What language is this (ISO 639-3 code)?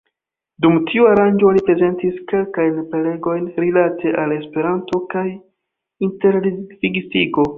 epo